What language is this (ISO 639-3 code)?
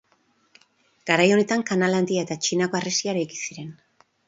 eus